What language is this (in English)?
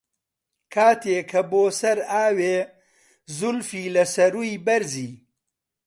Central Kurdish